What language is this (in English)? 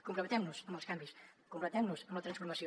Catalan